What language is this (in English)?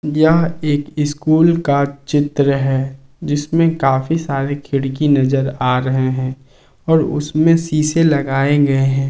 Hindi